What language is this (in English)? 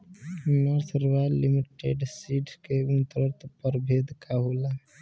Bhojpuri